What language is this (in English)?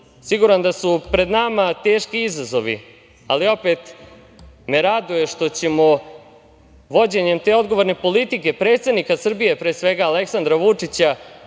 Serbian